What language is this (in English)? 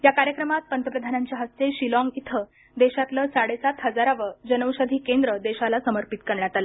Marathi